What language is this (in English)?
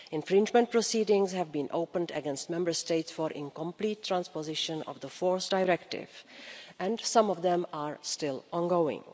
English